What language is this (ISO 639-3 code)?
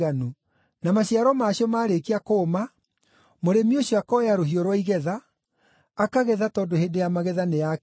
kik